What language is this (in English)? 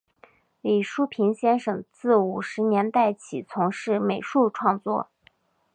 Chinese